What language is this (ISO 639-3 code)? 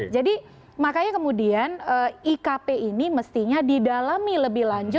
ind